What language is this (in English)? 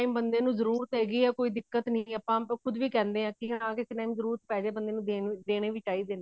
Punjabi